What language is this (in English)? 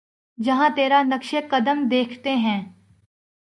Urdu